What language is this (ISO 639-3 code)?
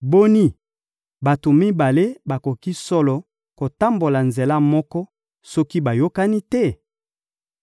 lin